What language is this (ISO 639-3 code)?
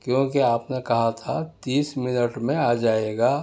urd